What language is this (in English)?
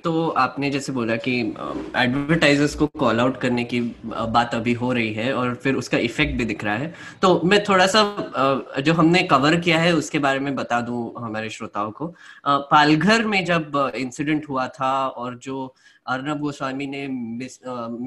Hindi